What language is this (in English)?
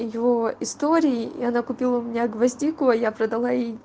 Russian